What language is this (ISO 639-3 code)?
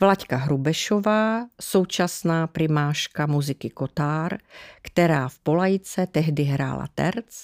ces